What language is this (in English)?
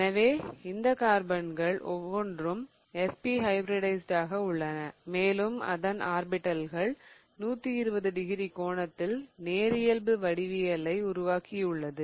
Tamil